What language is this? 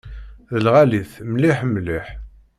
Kabyle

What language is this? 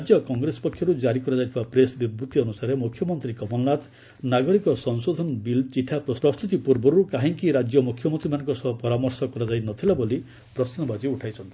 Odia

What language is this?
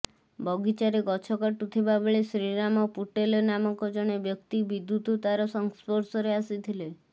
Odia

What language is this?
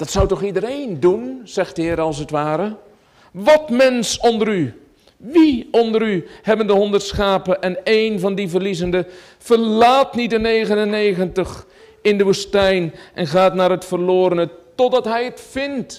Dutch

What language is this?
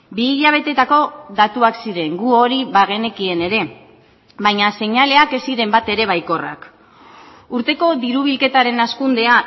Basque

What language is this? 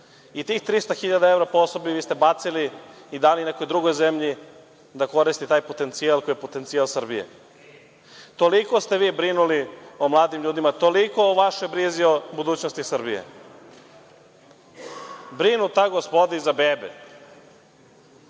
Serbian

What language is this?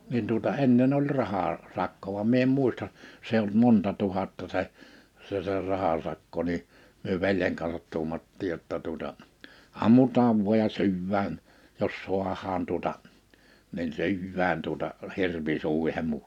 Finnish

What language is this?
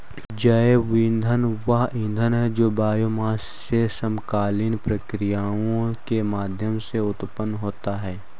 Hindi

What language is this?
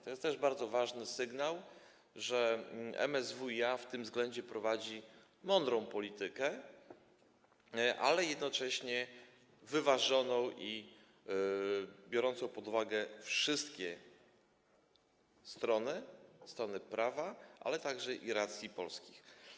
Polish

